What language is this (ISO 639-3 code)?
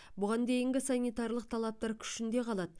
kaz